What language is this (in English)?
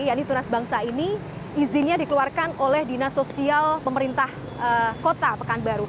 Indonesian